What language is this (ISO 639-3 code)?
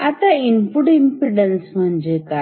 mar